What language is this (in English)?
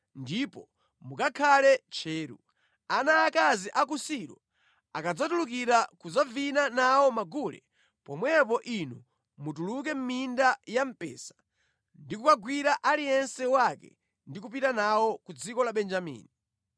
Nyanja